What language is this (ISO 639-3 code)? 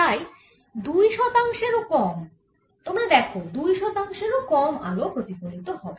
ben